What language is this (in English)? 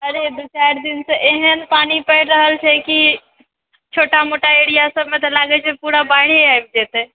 Maithili